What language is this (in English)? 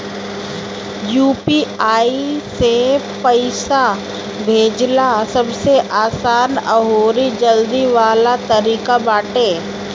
Bhojpuri